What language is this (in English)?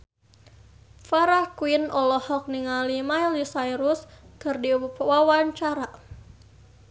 Sundanese